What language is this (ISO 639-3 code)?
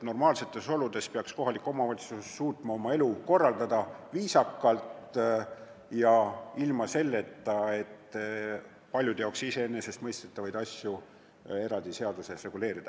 est